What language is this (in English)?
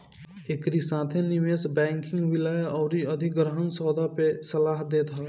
Bhojpuri